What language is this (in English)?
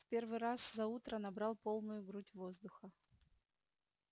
Russian